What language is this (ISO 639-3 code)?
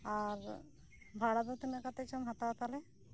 sat